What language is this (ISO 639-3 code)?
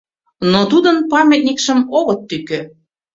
chm